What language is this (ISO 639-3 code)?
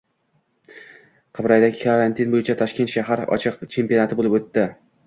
uzb